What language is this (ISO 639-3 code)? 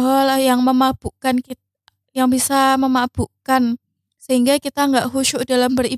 ind